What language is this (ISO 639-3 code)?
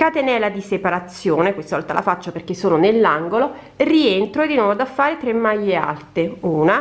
ita